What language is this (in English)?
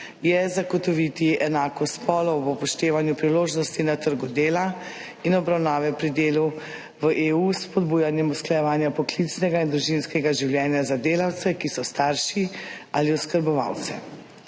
Slovenian